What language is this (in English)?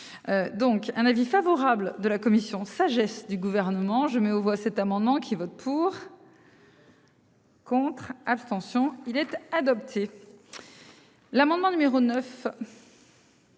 French